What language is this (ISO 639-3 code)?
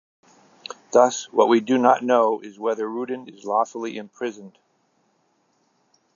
eng